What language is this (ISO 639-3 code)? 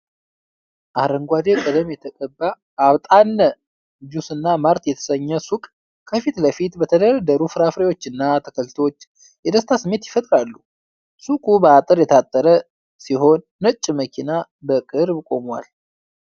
amh